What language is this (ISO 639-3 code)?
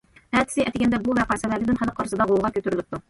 uig